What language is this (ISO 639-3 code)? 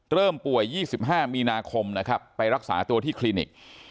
tha